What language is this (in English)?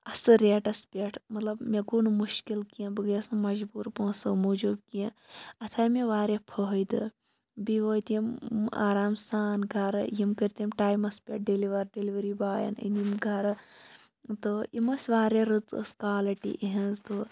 Kashmiri